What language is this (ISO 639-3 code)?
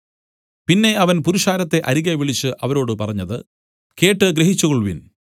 mal